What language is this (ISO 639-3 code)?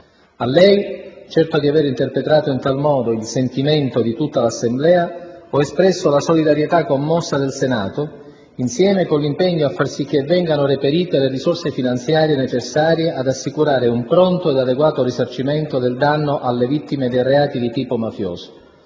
ita